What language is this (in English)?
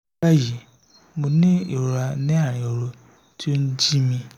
Yoruba